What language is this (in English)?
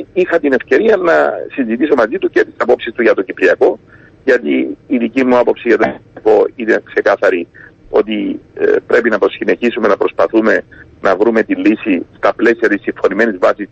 Greek